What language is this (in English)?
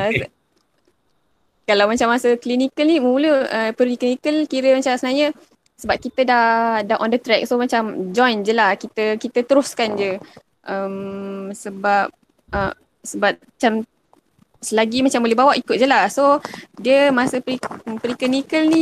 Malay